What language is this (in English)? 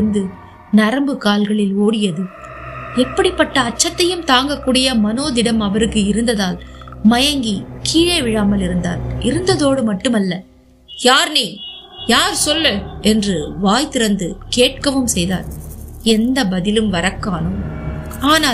Tamil